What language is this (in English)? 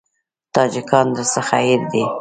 Pashto